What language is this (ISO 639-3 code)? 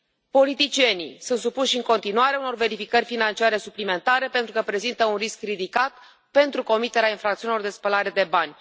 ron